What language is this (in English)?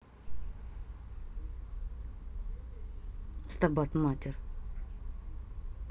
Russian